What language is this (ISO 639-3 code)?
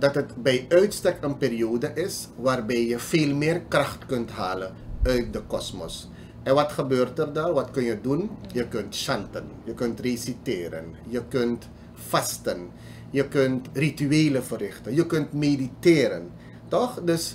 nld